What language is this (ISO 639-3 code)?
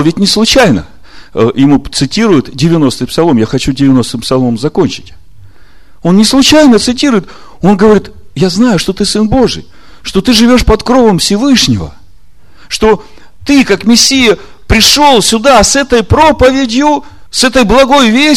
rus